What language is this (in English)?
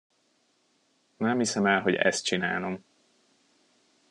Hungarian